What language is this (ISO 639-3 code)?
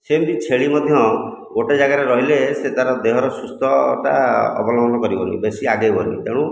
ori